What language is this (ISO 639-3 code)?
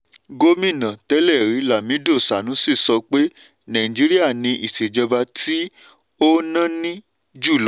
yor